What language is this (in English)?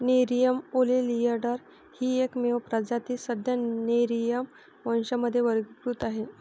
Marathi